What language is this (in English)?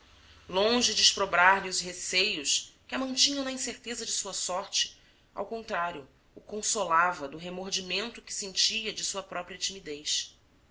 Portuguese